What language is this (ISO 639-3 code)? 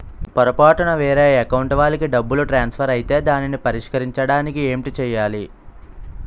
tel